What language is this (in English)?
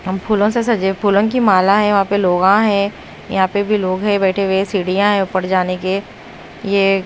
Hindi